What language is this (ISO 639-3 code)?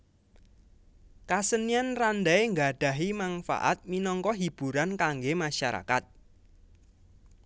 jav